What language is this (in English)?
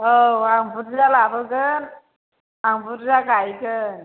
Bodo